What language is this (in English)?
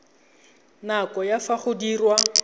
Tswana